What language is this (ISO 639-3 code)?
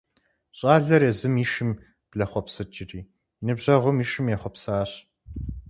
kbd